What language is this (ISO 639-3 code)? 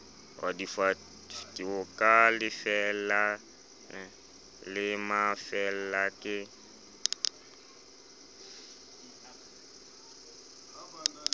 sot